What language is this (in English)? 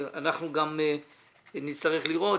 Hebrew